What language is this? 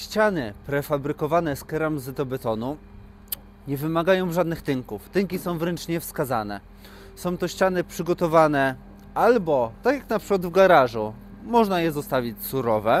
Polish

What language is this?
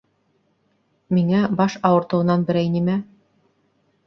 Bashkir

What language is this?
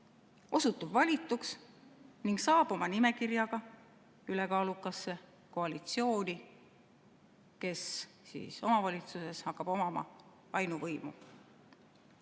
Estonian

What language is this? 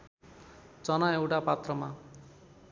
Nepali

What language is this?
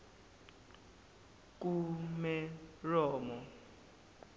Zulu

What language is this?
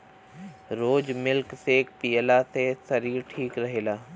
Bhojpuri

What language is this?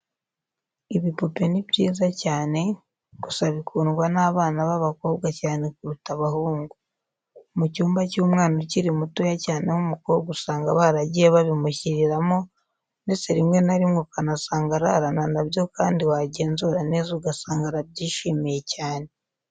Kinyarwanda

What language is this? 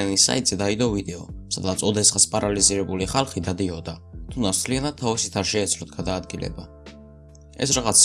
Georgian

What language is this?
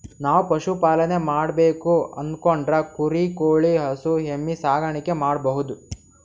Kannada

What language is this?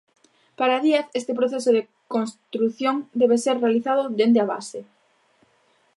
Galician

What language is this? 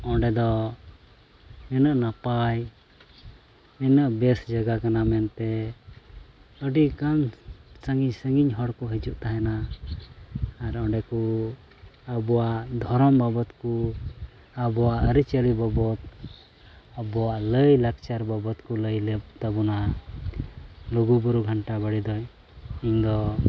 Santali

